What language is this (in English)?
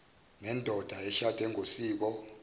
Zulu